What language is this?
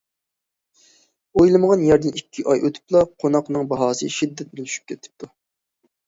Uyghur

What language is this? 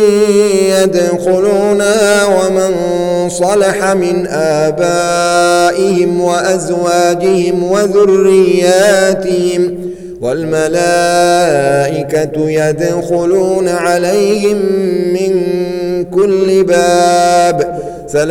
Arabic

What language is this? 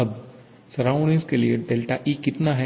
Hindi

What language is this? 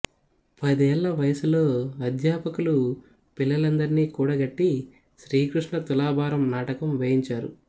Telugu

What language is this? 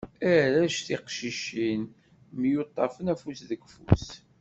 Kabyle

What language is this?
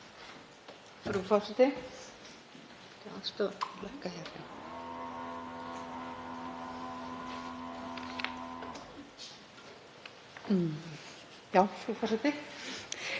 Icelandic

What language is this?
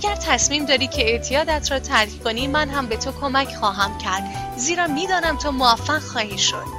Persian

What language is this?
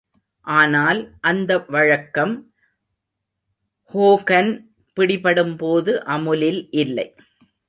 Tamil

